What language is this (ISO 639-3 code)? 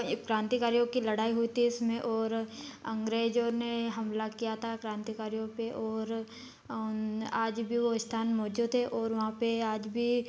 hin